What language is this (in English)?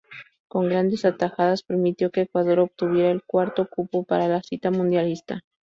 Spanish